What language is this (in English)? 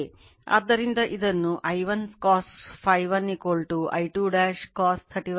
Kannada